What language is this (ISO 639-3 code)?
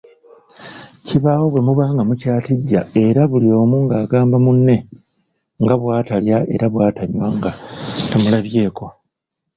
lug